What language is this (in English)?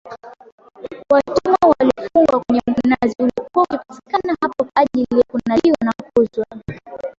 Swahili